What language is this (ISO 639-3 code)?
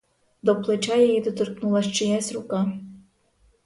ukr